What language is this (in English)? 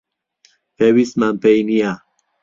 Central Kurdish